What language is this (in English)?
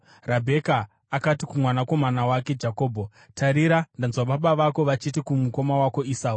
Shona